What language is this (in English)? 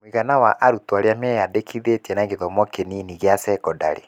Kikuyu